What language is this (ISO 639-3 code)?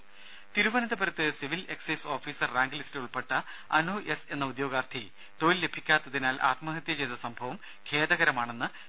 mal